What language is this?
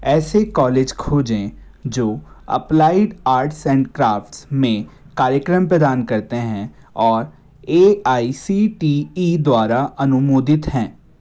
Hindi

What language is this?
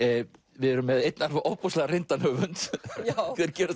Icelandic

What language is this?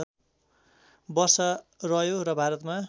Nepali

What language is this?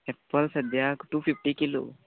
Konkani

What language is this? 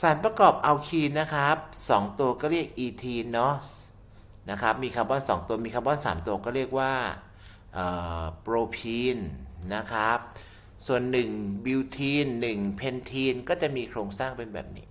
Thai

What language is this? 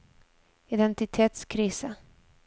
Norwegian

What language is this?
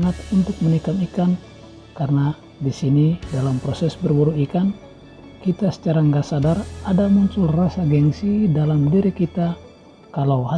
Indonesian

